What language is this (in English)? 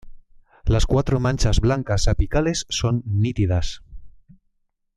Spanish